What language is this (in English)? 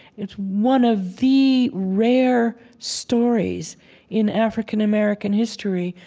English